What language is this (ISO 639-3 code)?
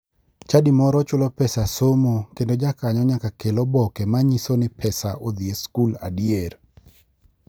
luo